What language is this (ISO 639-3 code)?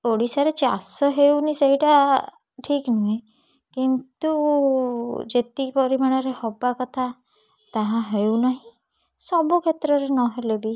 ori